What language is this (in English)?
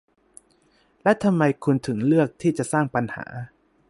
Thai